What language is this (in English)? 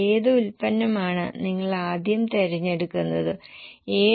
Malayalam